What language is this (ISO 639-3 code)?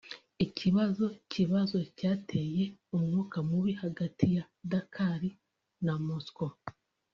kin